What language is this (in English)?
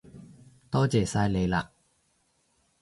Cantonese